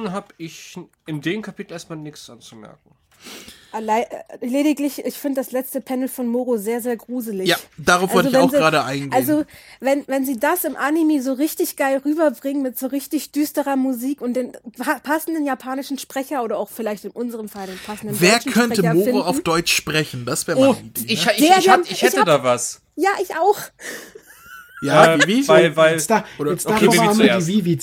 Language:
German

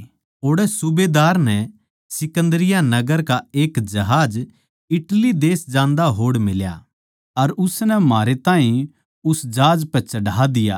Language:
Haryanvi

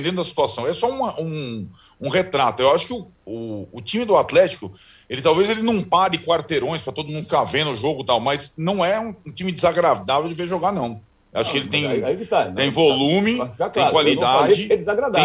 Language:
Portuguese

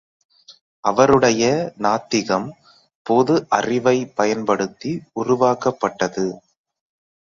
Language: Tamil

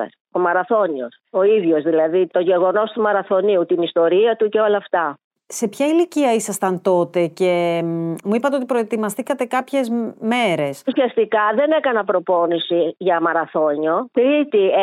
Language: Greek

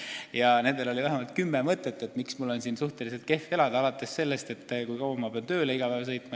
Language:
Estonian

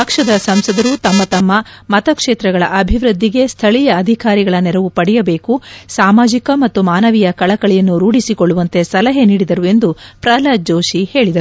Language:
Kannada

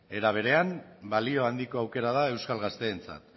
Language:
Basque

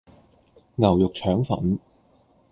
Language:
Cantonese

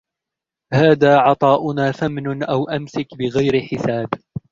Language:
Arabic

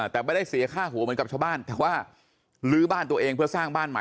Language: Thai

